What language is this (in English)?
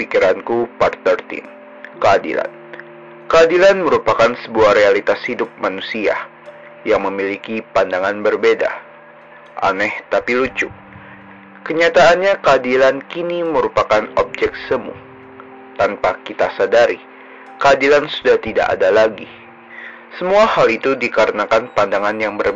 Indonesian